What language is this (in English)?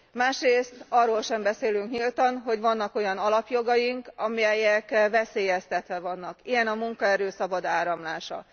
Hungarian